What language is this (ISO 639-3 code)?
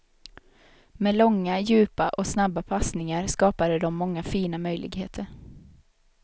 swe